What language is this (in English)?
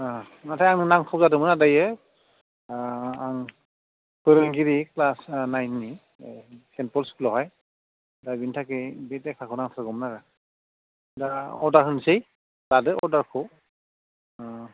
Bodo